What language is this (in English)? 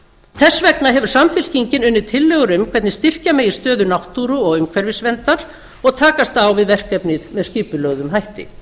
Icelandic